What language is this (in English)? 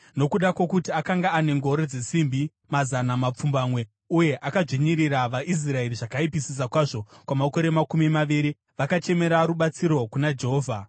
Shona